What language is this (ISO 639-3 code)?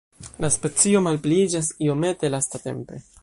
epo